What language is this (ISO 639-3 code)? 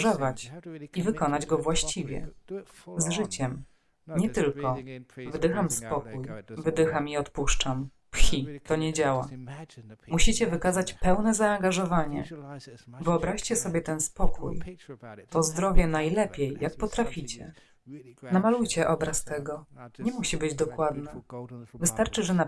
pol